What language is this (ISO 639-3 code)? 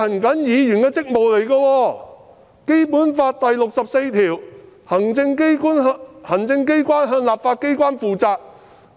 yue